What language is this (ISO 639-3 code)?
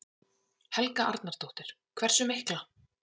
isl